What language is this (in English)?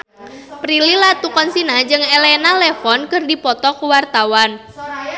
Sundanese